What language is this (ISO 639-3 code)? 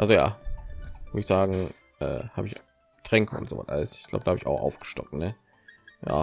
deu